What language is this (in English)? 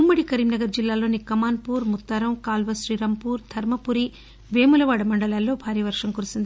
Telugu